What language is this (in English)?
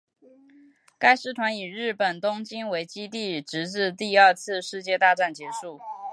Chinese